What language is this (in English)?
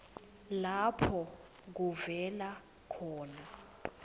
Swati